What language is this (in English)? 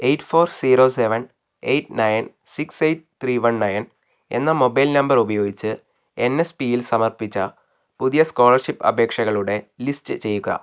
Malayalam